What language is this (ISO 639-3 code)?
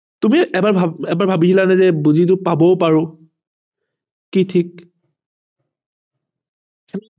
asm